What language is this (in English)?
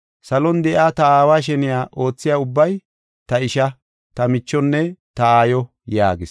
Gofa